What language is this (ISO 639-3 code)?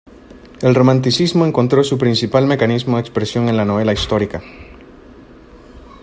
spa